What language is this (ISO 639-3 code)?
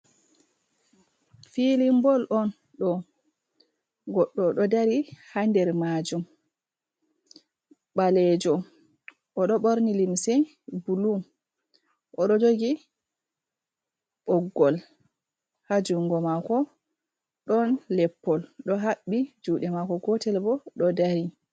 ful